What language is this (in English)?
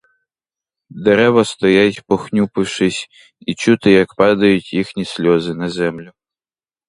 Ukrainian